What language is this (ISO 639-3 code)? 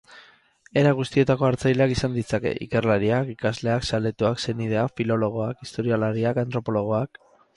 eus